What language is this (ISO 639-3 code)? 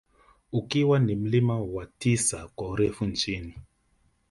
swa